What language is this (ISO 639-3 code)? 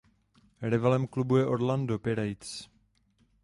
ces